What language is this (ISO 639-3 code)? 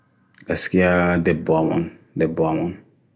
fui